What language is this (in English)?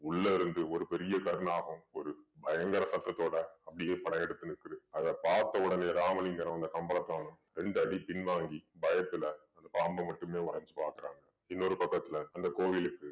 Tamil